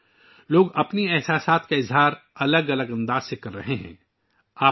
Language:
Urdu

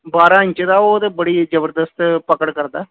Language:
Punjabi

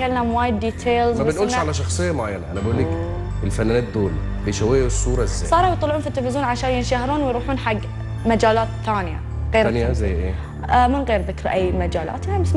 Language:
Arabic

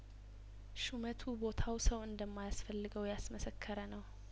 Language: Amharic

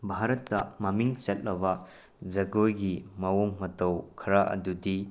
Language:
Manipuri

